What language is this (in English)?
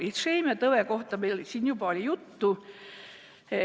Estonian